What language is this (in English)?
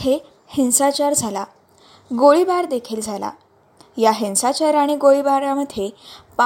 Marathi